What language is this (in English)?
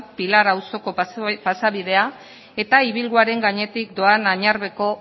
Basque